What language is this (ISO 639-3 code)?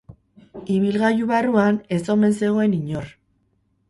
eus